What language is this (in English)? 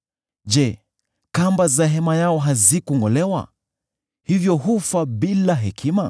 Swahili